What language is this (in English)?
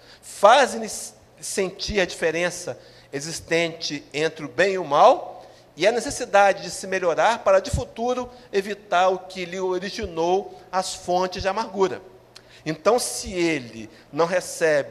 Portuguese